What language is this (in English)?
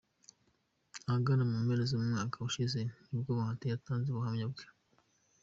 Kinyarwanda